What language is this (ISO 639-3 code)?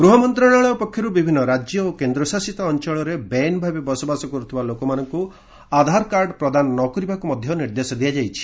ori